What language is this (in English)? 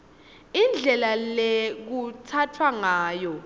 Swati